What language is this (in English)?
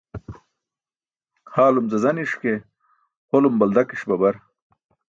Burushaski